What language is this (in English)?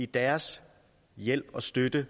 Danish